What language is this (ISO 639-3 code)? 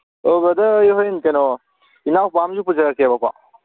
mni